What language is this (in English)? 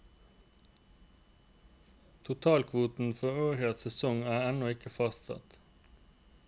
Norwegian